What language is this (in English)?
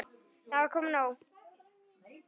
Icelandic